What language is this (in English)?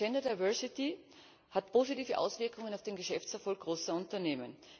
German